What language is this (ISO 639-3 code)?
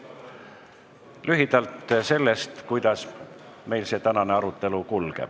est